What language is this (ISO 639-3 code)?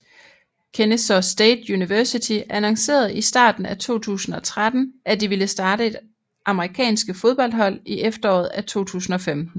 dan